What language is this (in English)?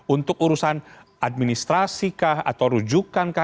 Indonesian